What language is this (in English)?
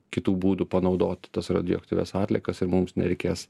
Lithuanian